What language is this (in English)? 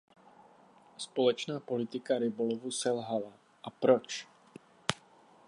Czech